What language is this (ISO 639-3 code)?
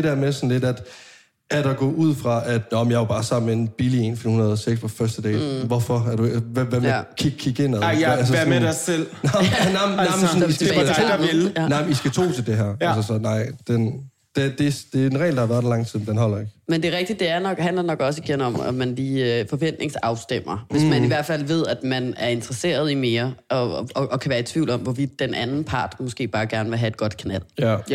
dan